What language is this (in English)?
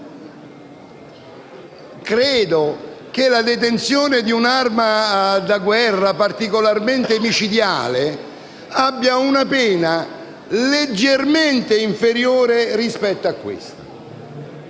Italian